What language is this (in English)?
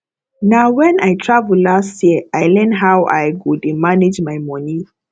Nigerian Pidgin